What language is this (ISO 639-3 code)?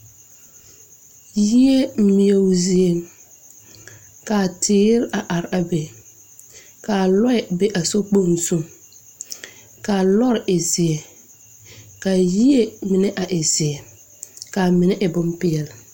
dga